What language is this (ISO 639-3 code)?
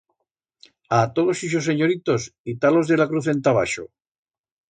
arg